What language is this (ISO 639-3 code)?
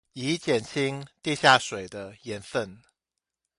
zho